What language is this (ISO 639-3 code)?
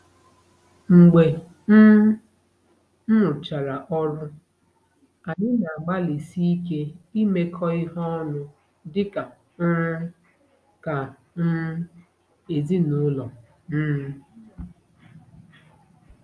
ibo